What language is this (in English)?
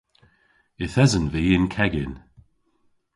Cornish